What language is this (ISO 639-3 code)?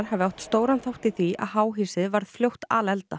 isl